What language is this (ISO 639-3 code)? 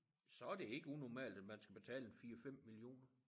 dan